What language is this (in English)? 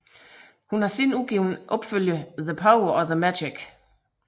Danish